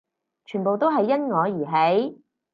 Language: Cantonese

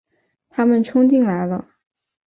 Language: Chinese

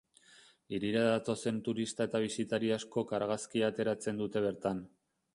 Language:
Basque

